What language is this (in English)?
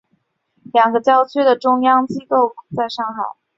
Chinese